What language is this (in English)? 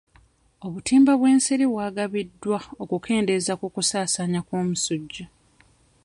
Ganda